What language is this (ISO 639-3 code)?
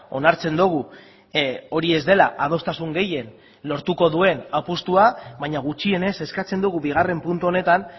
eus